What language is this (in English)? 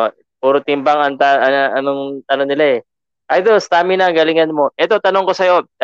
Filipino